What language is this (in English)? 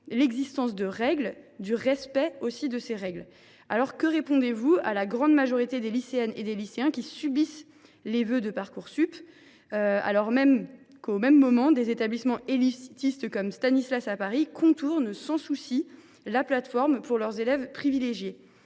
French